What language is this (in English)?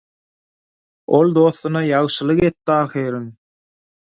Turkmen